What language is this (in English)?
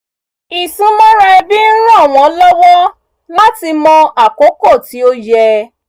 Yoruba